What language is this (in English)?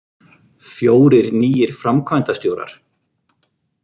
Icelandic